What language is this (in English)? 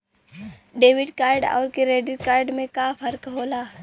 Bhojpuri